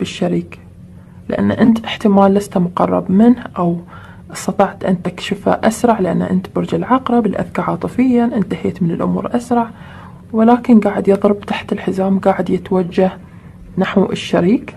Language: Arabic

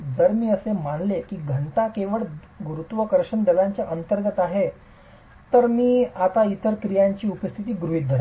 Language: Marathi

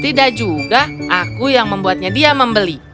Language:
Indonesian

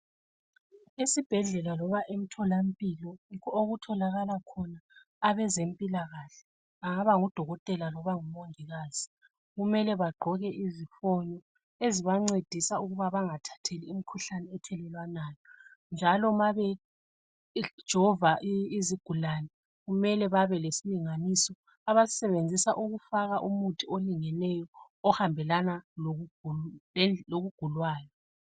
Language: North Ndebele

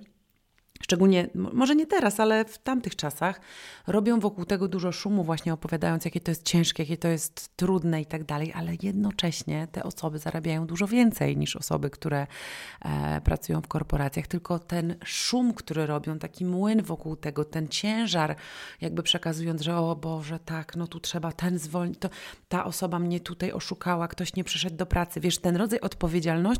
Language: Polish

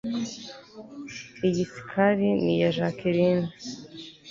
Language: Kinyarwanda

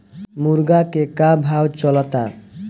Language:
Bhojpuri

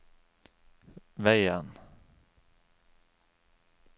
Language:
Norwegian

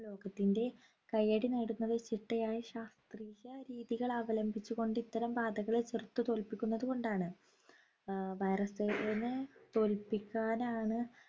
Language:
Malayalam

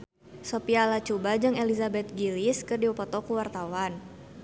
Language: Sundanese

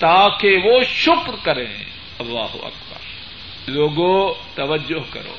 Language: Urdu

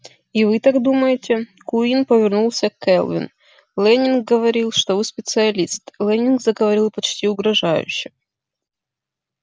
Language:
Russian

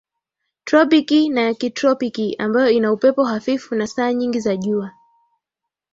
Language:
Swahili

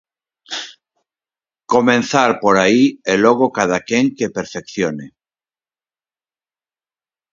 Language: Galician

